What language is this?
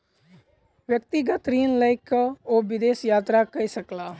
Maithili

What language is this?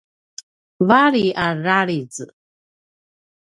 Paiwan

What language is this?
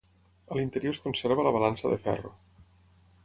Catalan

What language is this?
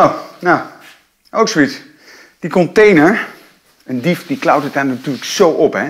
Dutch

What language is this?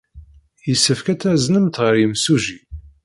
Kabyle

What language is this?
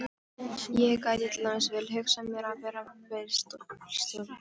Icelandic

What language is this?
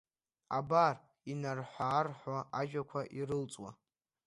Abkhazian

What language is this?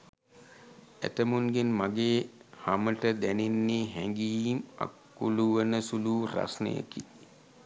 Sinhala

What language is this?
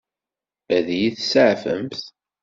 Kabyle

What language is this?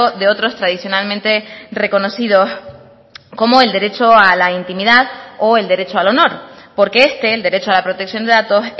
Spanish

